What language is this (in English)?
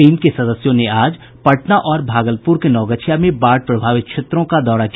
Hindi